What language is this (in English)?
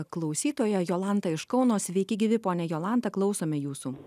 Lithuanian